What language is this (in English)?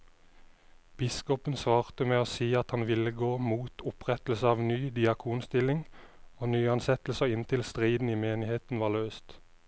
Norwegian